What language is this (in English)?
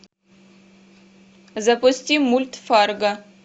Russian